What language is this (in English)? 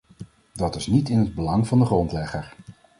Dutch